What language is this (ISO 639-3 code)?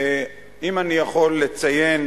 heb